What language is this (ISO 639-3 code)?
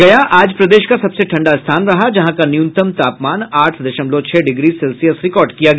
hin